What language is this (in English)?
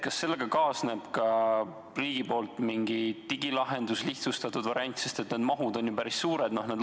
Estonian